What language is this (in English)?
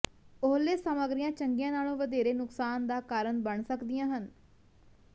Punjabi